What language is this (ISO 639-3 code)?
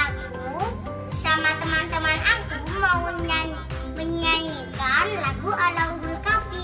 ind